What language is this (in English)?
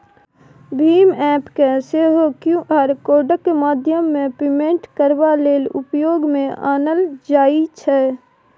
Maithili